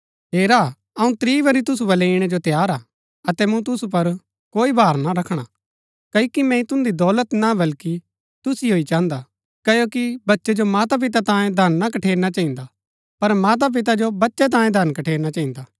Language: Gaddi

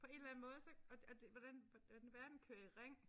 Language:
Danish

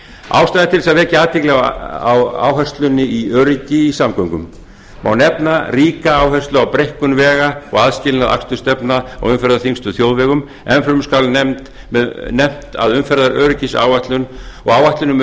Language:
Icelandic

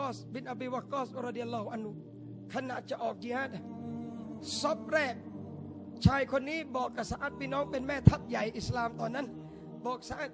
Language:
Thai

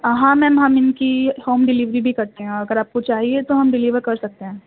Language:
Urdu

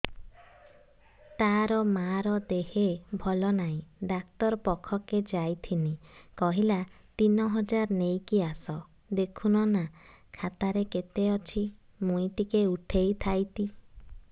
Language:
Odia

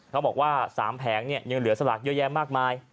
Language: Thai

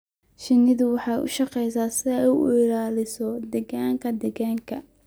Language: Somali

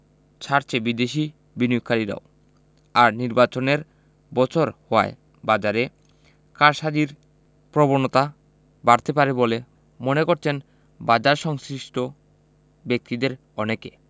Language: Bangla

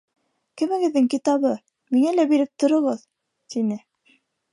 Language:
Bashkir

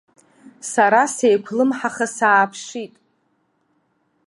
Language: Abkhazian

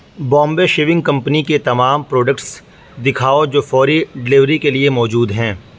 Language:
Urdu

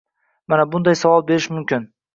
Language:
Uzbek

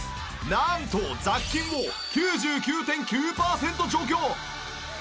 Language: Japanese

